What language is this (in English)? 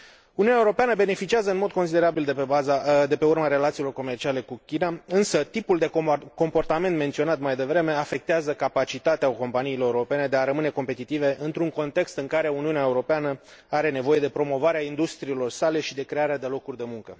Romanian